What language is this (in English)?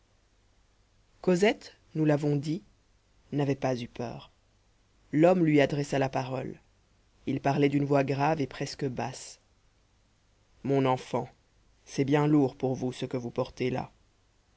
French